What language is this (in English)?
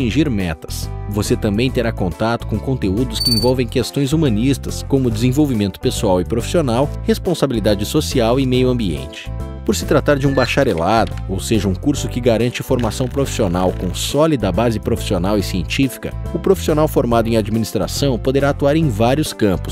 Portuguese